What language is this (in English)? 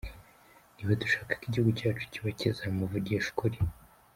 Kinyarwanda